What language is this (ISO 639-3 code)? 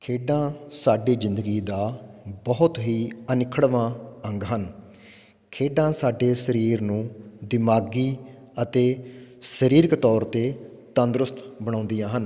pan